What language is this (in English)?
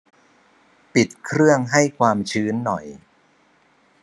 Thai